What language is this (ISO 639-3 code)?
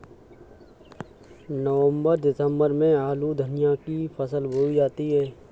hin